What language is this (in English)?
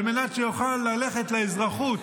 Hebrew